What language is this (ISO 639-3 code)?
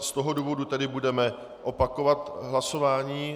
ces